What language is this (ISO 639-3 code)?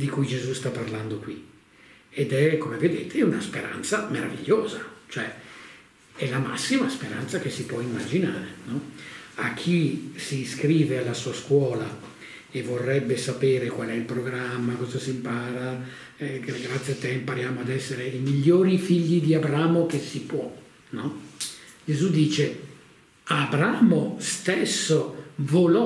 ita